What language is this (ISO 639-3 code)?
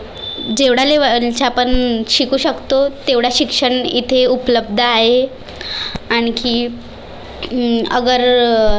mar